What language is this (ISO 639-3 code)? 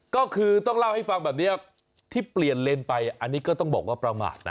tha